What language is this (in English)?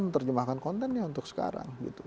Indonesian